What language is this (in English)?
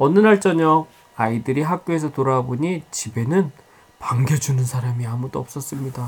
Korean